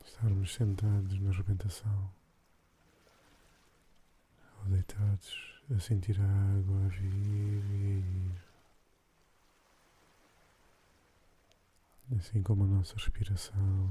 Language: Portuguese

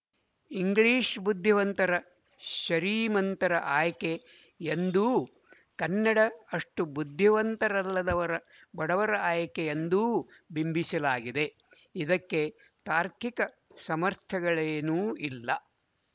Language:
Kannada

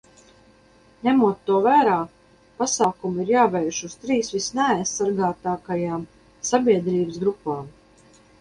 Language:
Latvian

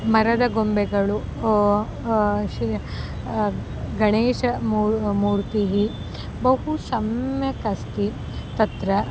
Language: Sanskrit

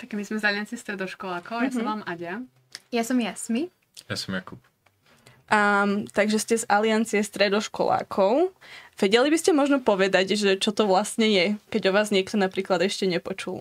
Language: Slovak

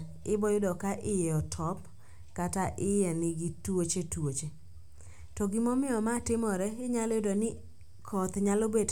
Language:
Luo (Kenya and Tanzania)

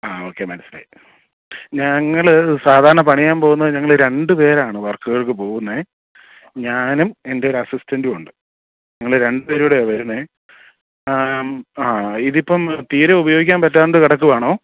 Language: Malayalam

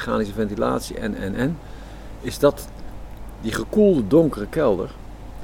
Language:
Dutch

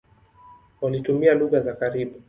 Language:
Swahili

